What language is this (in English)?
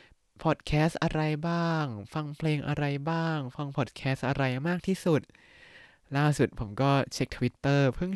Thai